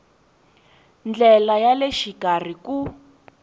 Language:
Tsonga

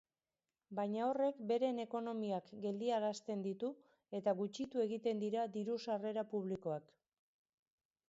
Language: Basque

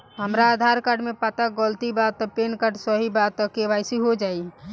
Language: Bhojpuri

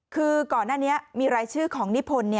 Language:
Thai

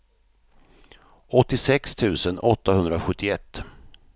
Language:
Swedish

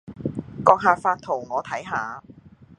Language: Cantonese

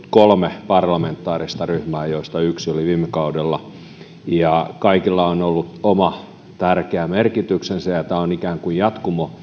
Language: Finnish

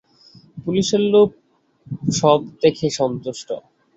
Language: Bangla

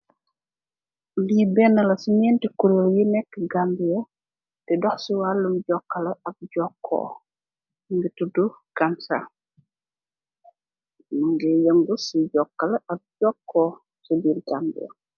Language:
Wolof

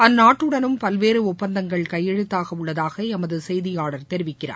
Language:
Tamil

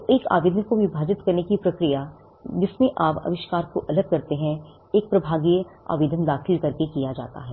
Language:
Hindi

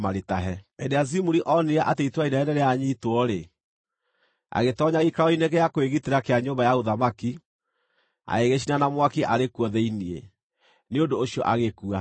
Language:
Kikuyu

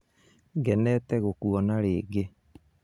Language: Kikuyu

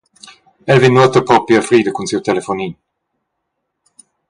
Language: Romansh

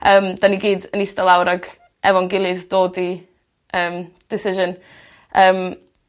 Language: Welsh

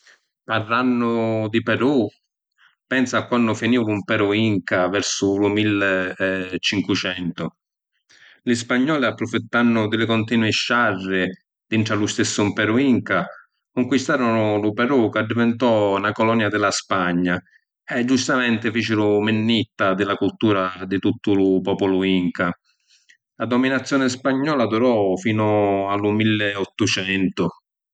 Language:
Sicilian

